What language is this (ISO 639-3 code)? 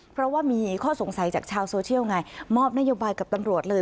tha